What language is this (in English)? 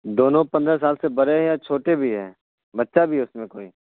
Urdu